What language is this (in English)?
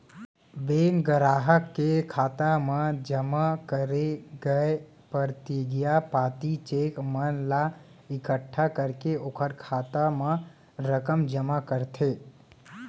Chhattisgarhi